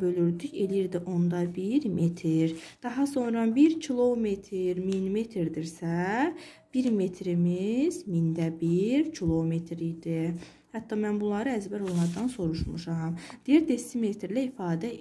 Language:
Turkish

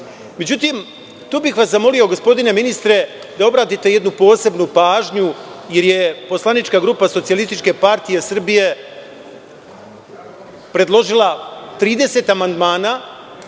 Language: Serbian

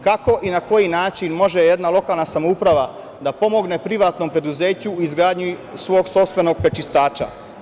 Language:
Serbian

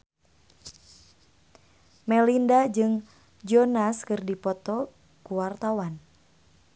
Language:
Sundanese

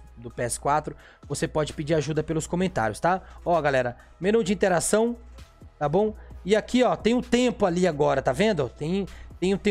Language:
Portuguese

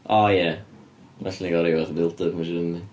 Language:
Welsh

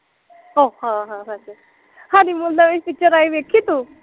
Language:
Punjabi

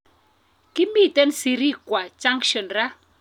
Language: Kalenjin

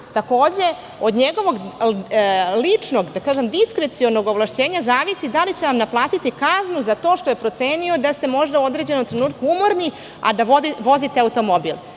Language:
Serbian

